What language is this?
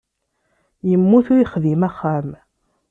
Kabyle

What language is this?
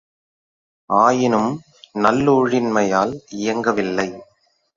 Tamil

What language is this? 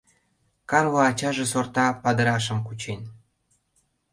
Mari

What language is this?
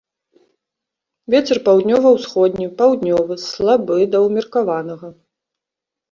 Belarusian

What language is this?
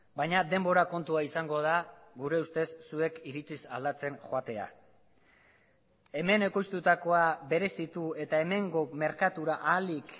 Basque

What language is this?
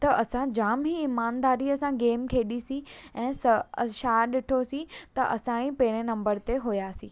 Sindhi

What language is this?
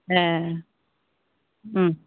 Bodo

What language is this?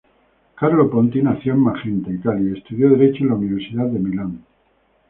Spanish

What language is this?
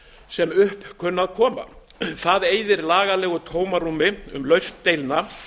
Icelandic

